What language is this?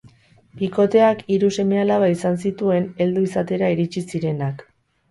Basque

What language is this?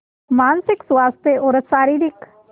Hindi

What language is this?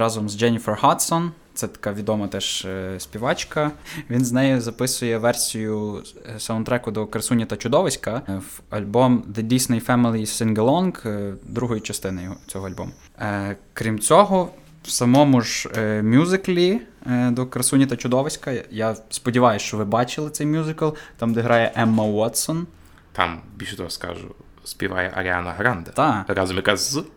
Ukrainian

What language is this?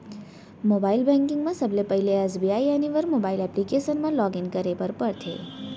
Chhattisgarhi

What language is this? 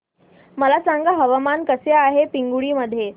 Marathi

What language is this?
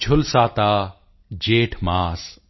Punjabi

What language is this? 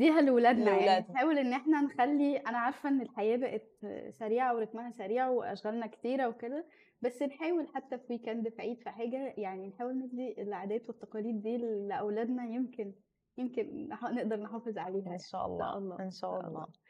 Arabic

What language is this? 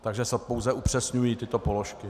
Czech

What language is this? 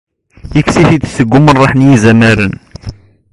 Kabyle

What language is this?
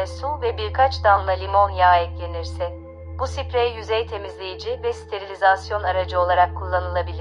Turkish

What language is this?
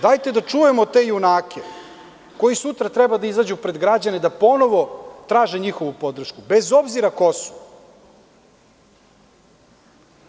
Serbian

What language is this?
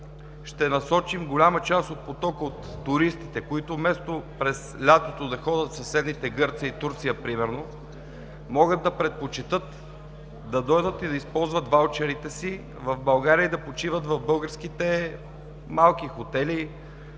Bulgarian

